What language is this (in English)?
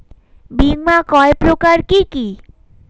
Bangla